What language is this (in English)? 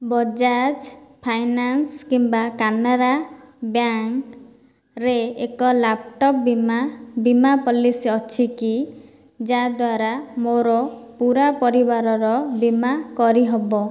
Odia